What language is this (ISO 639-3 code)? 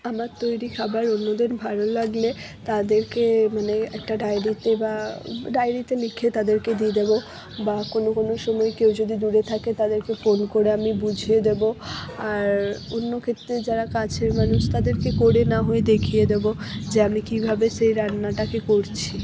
ben